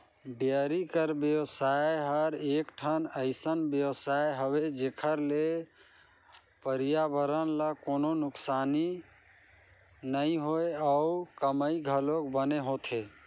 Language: Chhattisgarhi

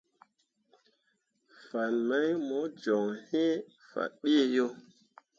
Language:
Mundang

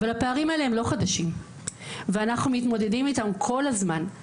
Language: Hebrew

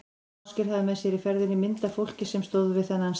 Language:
Icelandic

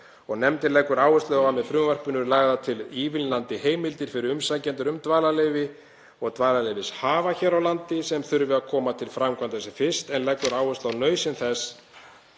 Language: Icelandic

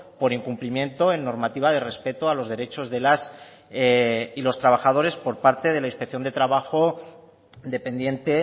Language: Spanish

